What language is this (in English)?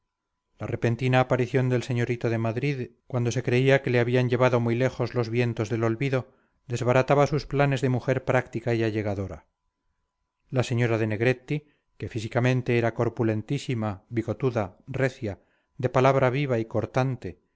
Spanish